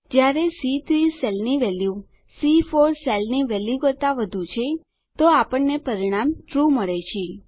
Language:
Gujarati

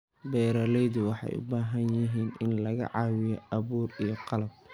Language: Somali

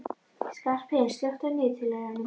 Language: Icelandic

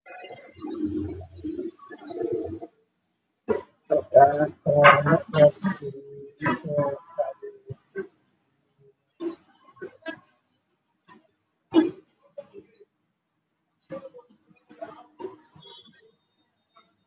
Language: Somali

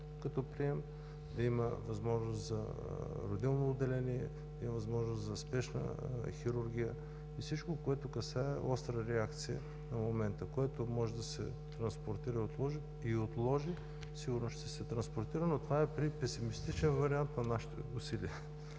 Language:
Bulgarian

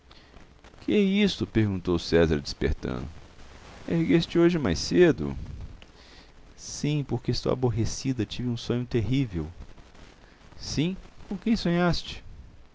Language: Portuguese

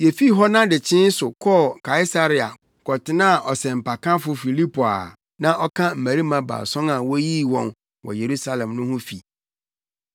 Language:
Akan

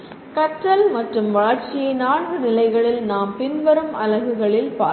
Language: Tamil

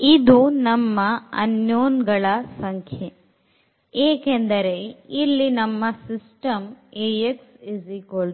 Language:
Kannada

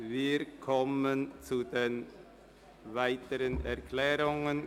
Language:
Swiss German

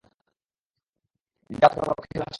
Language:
Bangla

